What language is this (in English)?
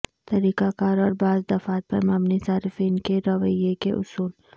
Urdu